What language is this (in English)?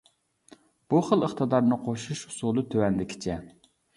Uyghur